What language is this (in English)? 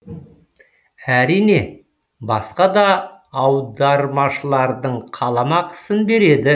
Kazakh